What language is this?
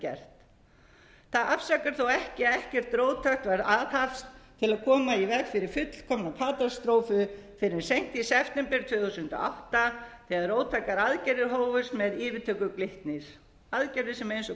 Icelandic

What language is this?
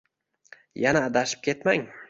Uzbek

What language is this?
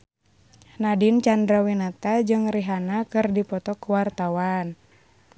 Sundanese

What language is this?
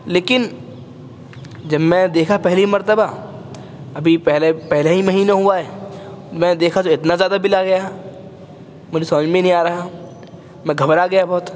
Urdu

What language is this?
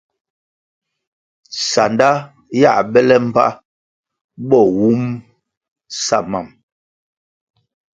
Kwasio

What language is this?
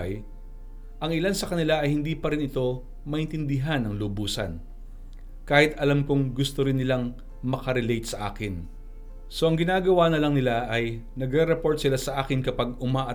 Filipino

